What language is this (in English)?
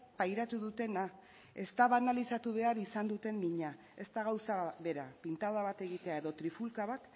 Basque